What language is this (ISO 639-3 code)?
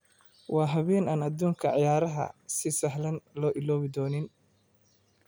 som